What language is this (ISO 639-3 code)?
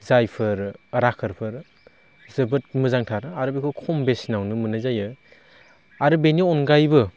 brx